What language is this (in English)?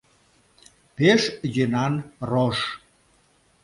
Mari